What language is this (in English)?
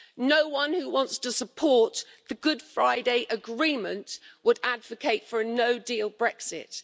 English